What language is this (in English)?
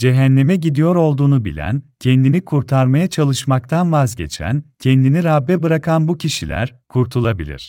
Turkish